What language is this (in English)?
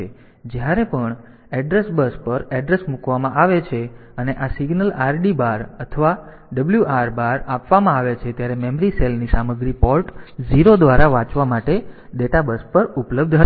Gujarati